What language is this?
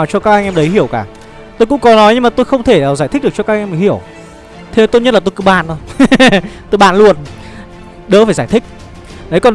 Vietnamese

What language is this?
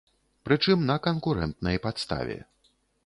Belarusian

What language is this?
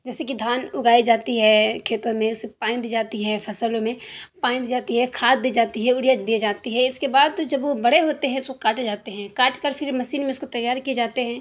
Urdu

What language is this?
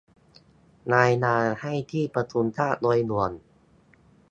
Thai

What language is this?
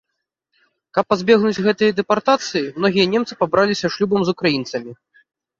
Belarusian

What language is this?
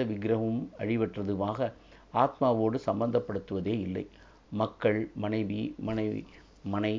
Tamil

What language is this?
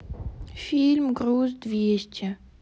Russian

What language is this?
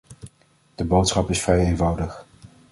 Dutch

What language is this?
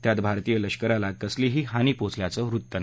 Marathi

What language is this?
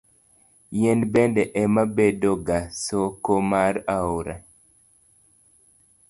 Luo (Kenya and Tanzania)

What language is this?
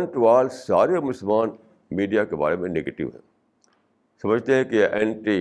Urdu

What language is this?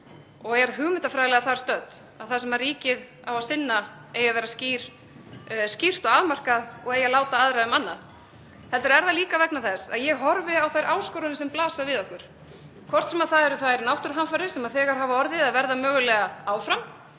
Icelandic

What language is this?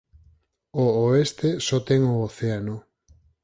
Galician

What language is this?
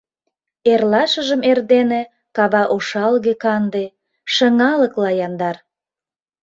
Mari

